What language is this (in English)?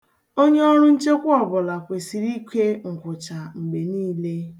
Igbo